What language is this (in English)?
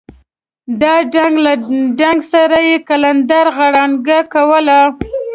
Pashto